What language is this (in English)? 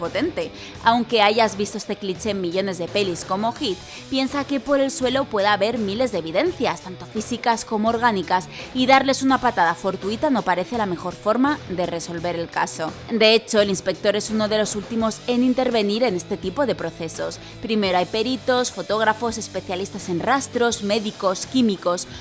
Spanish